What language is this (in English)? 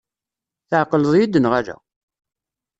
Kabyle